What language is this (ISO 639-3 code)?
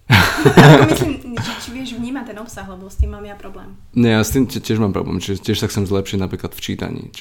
slk